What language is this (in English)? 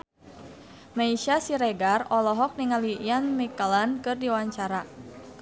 Sundanese